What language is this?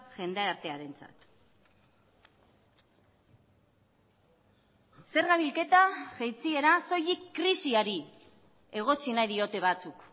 Basque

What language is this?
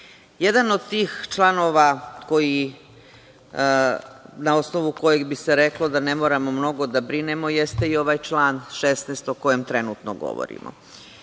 Serbian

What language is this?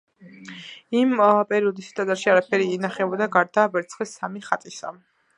Georgian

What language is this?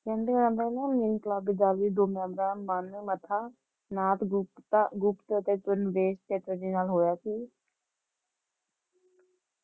Punjabi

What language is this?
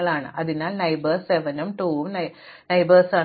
Malayalam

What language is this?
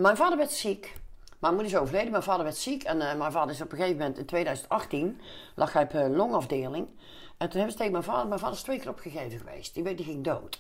Dutch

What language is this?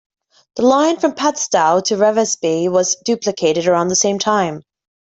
English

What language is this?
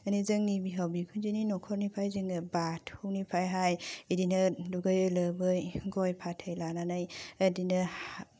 Bodo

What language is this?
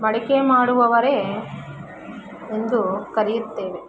Kannada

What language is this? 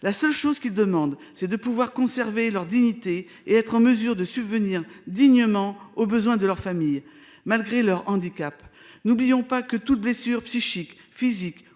French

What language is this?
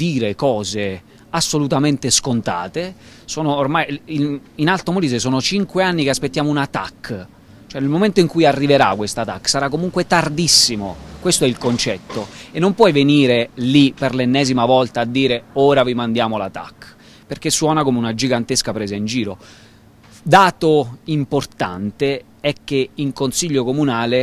Italian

